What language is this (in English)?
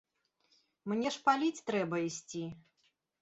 Belarusian